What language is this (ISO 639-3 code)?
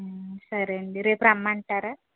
tel